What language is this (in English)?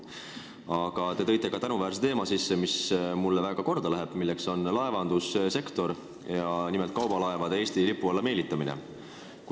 Estonian